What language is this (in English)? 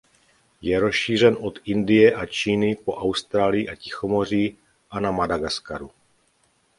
Czech